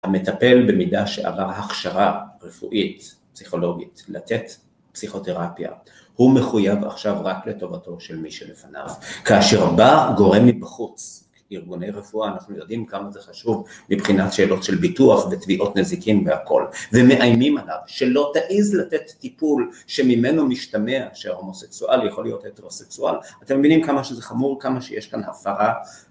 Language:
Hebrew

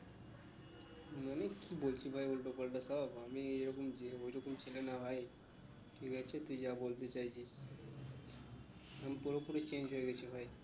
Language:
Bangla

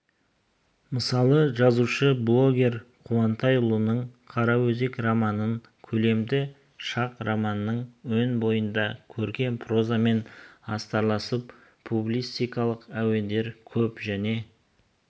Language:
Kazakh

